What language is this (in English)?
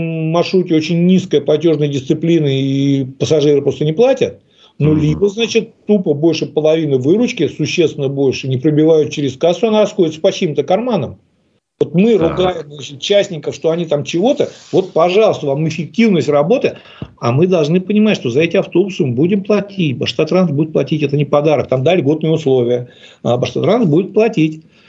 Russian